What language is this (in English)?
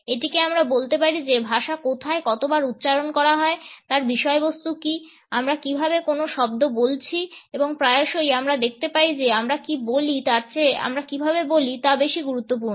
Bangla